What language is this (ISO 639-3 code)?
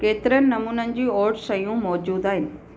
snd